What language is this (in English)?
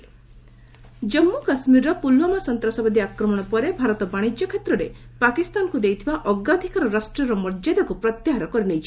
Odia